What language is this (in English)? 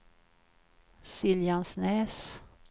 Swedish